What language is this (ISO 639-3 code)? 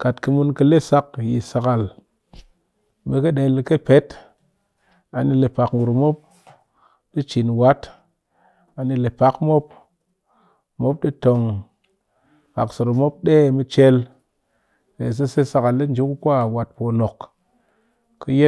cky